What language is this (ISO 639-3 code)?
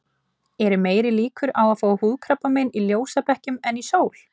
isl